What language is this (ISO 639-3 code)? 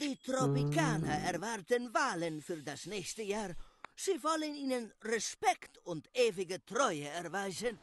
deu